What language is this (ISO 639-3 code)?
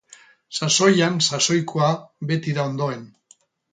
eus